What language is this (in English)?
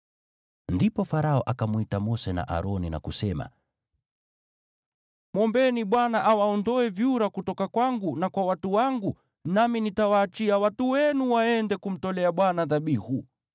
Swahili